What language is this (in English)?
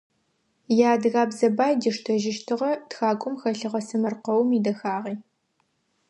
Adyghe